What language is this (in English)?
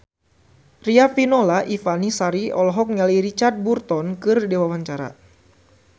Sundanese